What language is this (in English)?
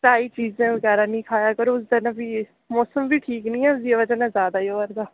Dogri